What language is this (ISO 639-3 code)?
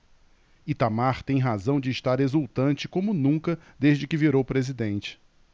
por